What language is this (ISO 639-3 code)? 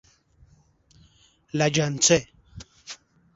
fas